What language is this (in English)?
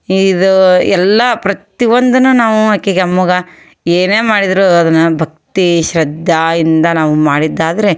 Kannada